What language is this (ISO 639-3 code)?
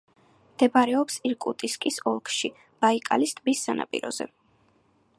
kat